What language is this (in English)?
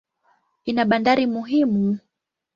Swahili